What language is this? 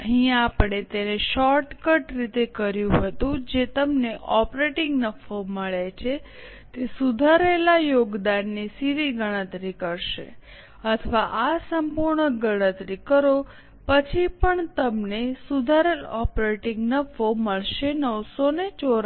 Gujarati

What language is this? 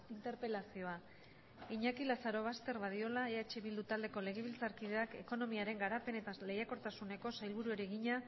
Basque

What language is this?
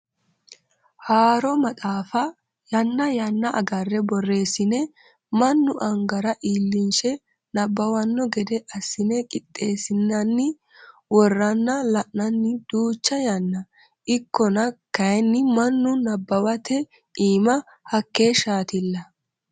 Sidamo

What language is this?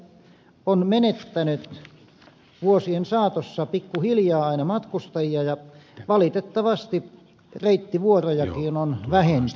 Finnish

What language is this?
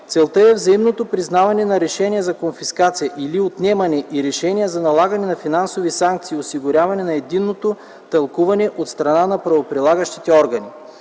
Bulgarian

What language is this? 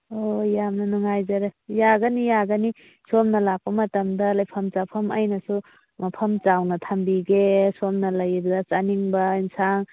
Manipuri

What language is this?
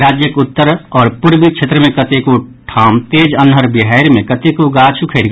Maithili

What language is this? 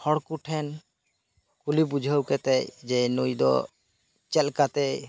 Santali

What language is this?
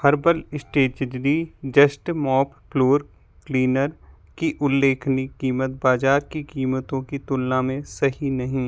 Hindi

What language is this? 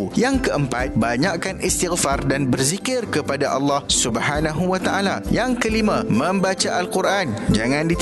Malay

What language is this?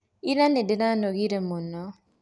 Kikuyu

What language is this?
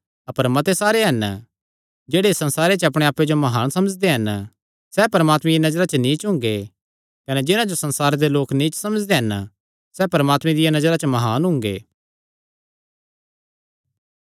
Kangri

